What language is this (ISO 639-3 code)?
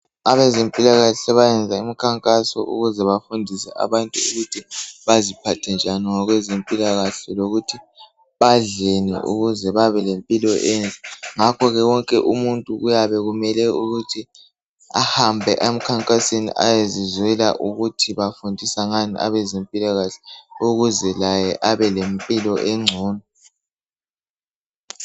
nde